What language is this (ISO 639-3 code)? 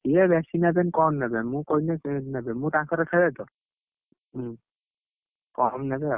ori